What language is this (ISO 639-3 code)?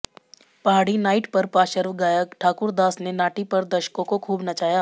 hin